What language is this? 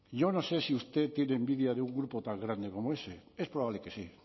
Spanish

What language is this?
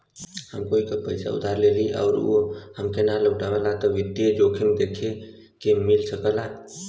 Bhojpuri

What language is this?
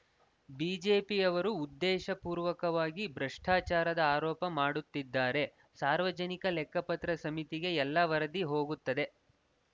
Kannada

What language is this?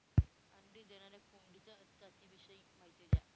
Marathi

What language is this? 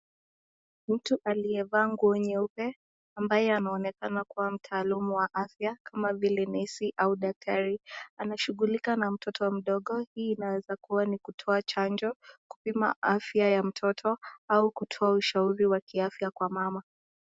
Swahili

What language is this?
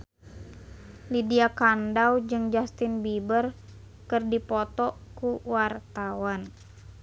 Sundanese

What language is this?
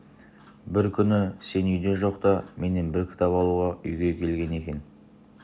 Kazakh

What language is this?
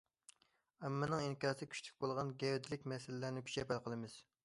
Uyghur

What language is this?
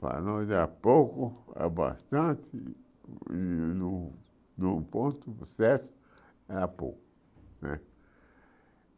Portuguese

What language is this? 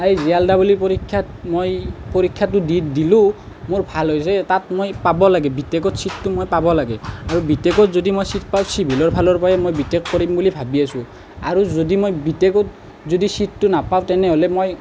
Assamese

